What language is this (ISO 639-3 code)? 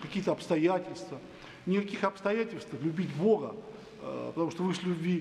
rus